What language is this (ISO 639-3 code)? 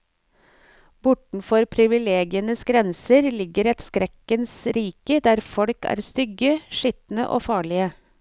nor